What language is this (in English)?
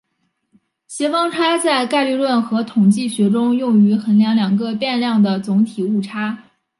Chinese